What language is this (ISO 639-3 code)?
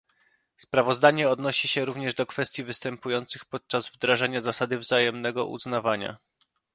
pol